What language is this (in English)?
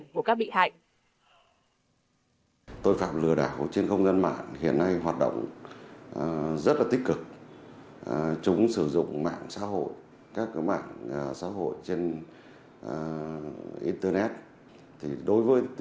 Vietnamese